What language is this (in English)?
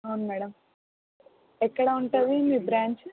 Telugu